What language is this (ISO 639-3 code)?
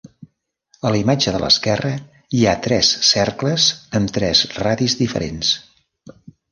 cat